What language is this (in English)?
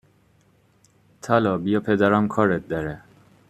Persian